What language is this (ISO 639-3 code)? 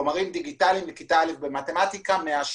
heb